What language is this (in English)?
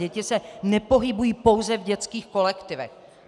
Czech